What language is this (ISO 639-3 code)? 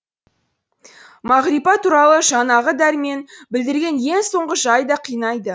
kaz